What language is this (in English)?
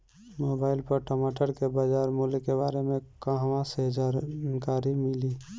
Bhojpuri